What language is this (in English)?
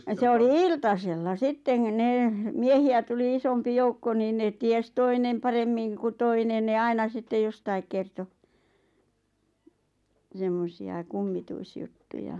Finnish